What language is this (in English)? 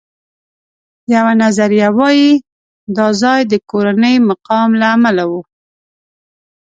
Pashto